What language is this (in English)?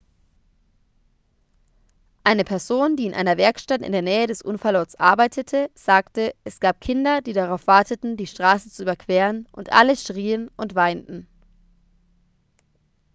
German